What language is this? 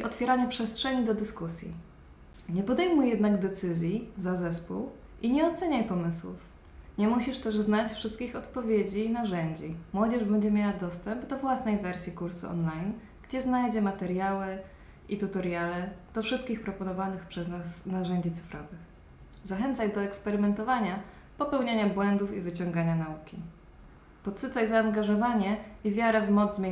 Polish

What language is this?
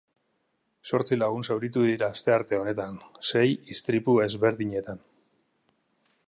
Basque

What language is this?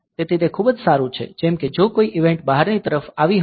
Gujarati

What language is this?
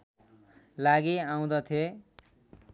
Nepali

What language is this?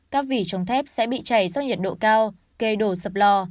Vietnamese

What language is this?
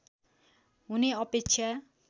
Nepali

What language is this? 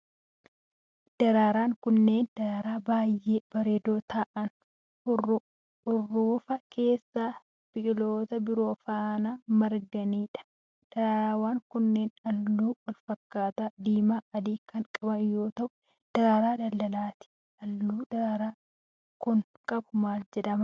Oromo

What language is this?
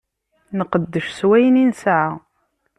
Kabyle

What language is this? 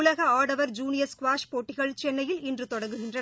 Tamil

